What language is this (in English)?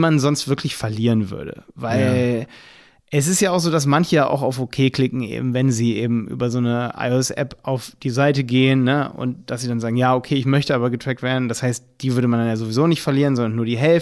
German